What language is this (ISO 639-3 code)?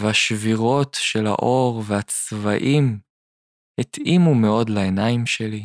heb